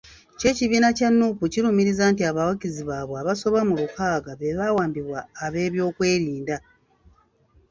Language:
Ganda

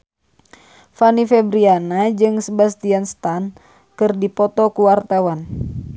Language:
Sundanese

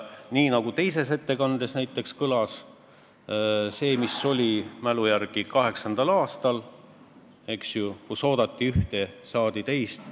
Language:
Estonian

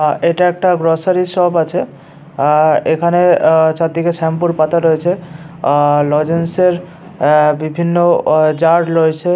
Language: Bangla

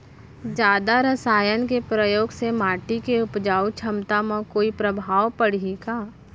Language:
Chhattisgarhi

